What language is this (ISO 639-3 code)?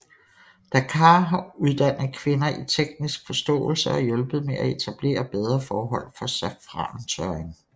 dan